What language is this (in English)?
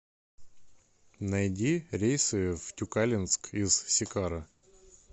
Russian